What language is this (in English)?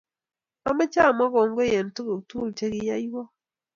Kalenjin